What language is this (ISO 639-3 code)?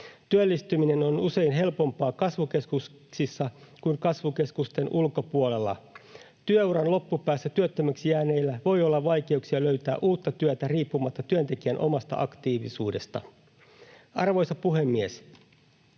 fin